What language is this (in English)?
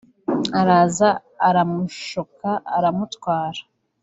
Kinyarwanda